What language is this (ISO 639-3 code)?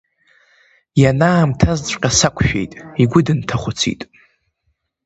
abk